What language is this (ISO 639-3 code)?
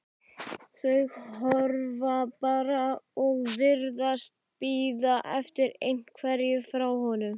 isl